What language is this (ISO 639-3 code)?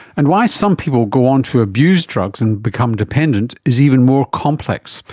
eng